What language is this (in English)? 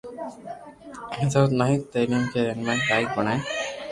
Loarki